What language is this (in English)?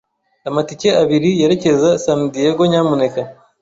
Kinyarwanda